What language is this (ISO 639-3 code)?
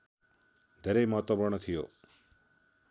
nep